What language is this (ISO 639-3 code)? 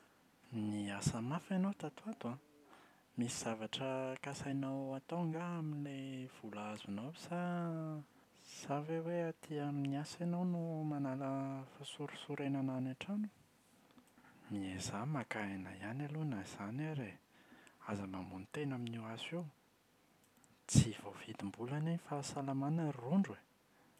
mlg